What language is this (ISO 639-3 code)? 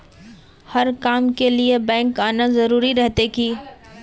mag